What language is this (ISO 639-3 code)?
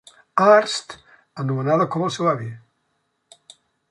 cat